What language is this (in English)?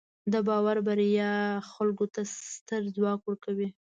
Pashto